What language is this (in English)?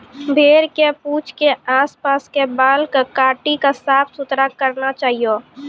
Maithili